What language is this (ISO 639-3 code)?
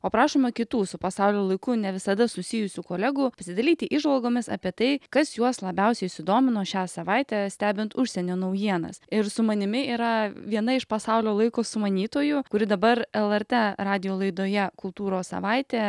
lit